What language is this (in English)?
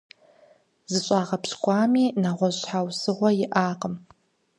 Kabardian